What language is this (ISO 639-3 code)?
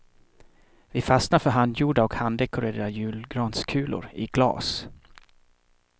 swe